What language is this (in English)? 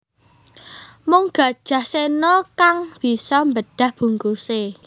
Javanese